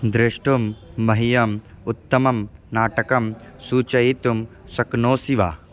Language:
Sanskrit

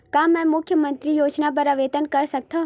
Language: Chhattisgarhi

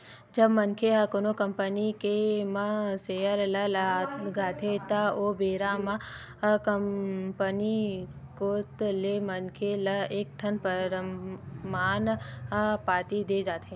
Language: Chhattisgarhi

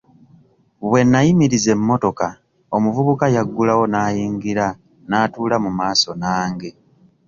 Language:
Ganda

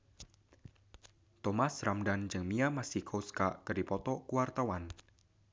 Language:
Sundanese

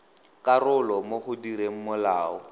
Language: Tswana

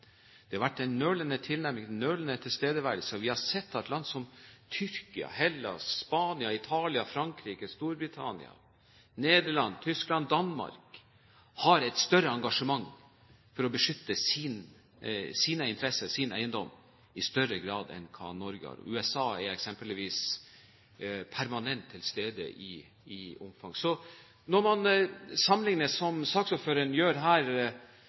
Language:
Norwegian Bokmål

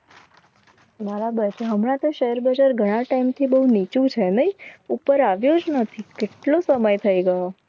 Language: Gujarati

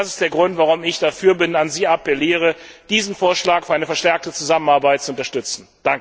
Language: German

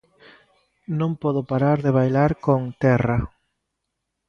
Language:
Galician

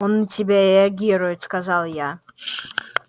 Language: Russian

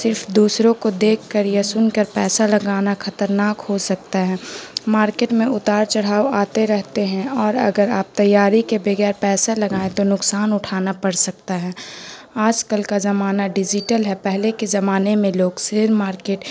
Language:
Urdu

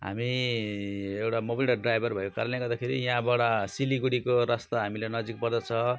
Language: Nepali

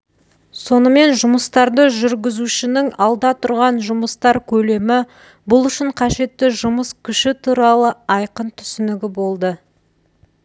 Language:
Kazakh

